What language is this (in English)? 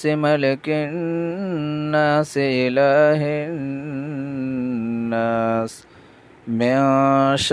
Urdu